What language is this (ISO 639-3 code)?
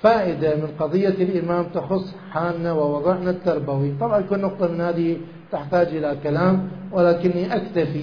ara